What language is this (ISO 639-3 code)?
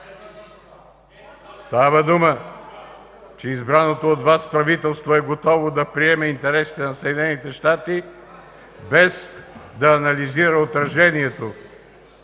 bul